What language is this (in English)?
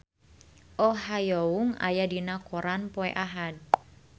Sundanese